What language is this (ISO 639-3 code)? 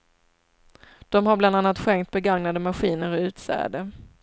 swe